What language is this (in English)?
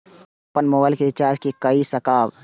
Maithili